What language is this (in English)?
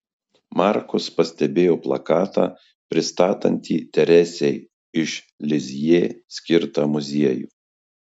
Lithuanian